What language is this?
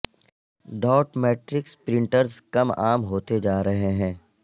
Urdu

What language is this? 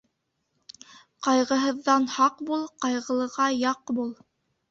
Bashkir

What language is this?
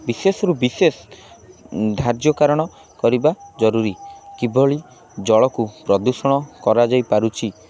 Odia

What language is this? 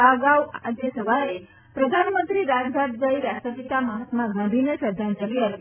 Gujarati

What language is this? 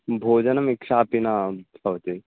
Sanskrit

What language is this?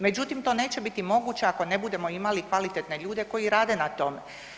Croatian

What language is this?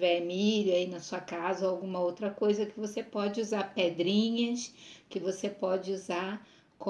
Portuguese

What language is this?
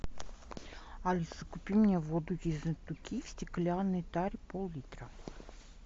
Russian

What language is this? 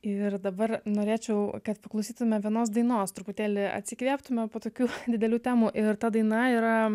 Lithuanian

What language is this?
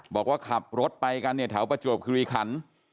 Thai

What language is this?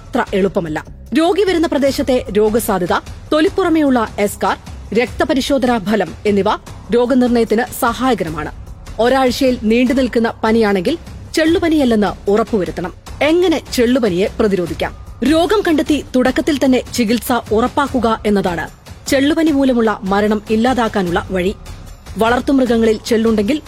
Malayalam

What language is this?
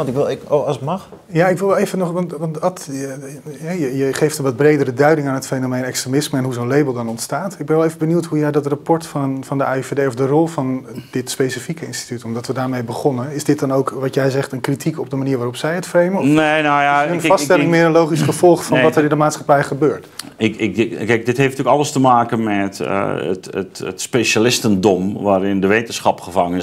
Dutch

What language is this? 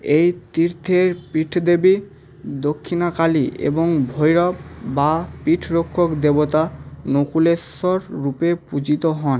Bangla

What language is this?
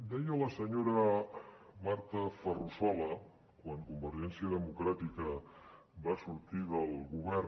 Catalan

